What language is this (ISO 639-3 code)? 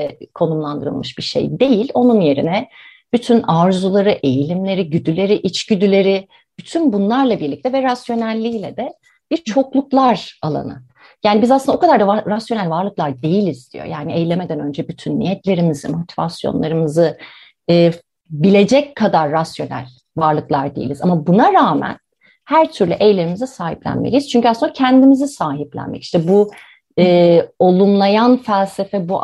tur